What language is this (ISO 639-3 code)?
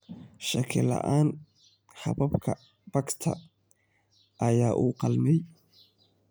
som